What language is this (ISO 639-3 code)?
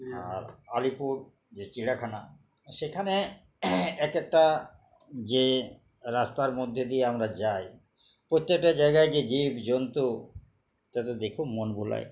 ben